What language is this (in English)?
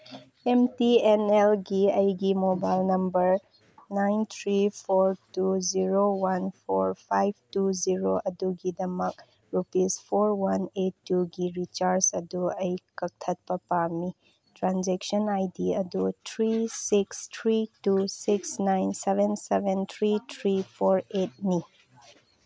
Manipuri